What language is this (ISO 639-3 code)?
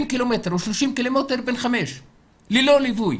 heb